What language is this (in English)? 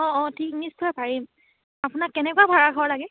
Assamese